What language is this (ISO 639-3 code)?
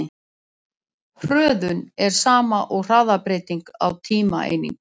isl